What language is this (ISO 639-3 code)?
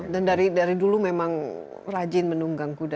ind